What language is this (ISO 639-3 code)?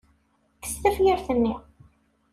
kab